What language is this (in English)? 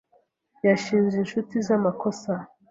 Kinyarwanda